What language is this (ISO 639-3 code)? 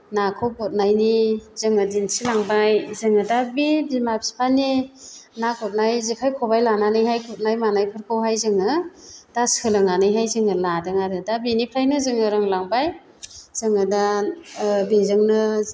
brx